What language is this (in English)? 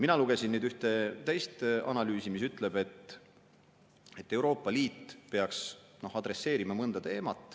Estonian